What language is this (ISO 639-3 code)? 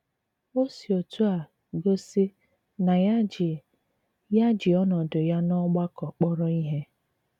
ibo